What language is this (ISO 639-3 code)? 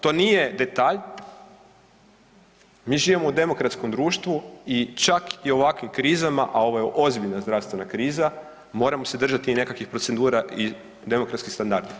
hrv